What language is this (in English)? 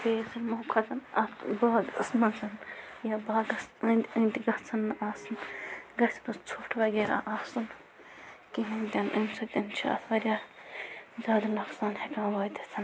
Kashmiri